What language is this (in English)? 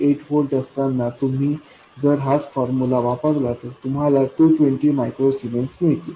Marathi